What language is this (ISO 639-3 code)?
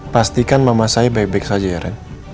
ind